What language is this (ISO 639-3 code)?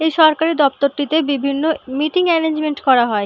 ben